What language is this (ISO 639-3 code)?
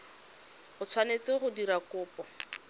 tsn